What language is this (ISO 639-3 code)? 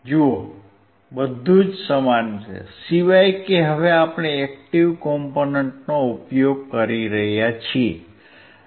guj